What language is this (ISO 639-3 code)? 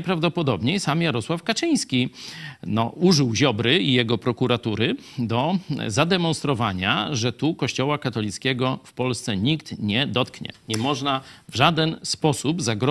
pol